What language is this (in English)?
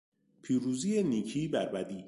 Persian